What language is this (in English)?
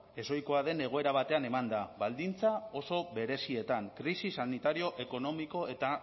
Basque